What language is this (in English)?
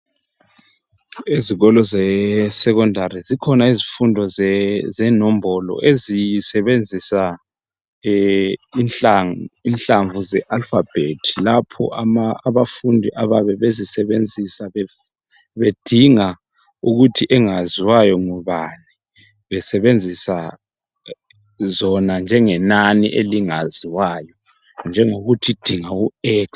North Ndebele